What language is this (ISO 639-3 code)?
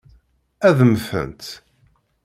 kab